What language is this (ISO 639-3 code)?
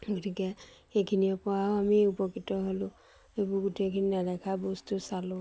asm